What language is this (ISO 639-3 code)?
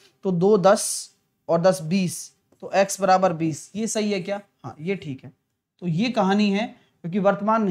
hin